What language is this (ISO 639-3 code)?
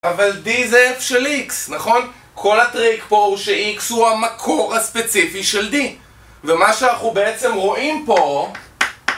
heb